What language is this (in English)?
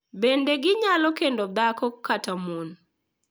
Luo (Kenya and Tanzania)